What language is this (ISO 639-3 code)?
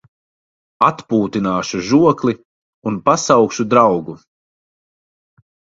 lav